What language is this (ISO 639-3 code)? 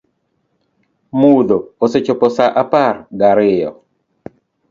luo